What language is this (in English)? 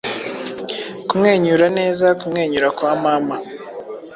Kinyarwanda